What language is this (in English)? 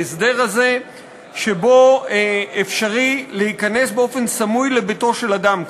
Hebrew